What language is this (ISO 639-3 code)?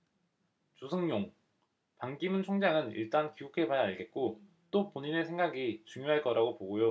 kor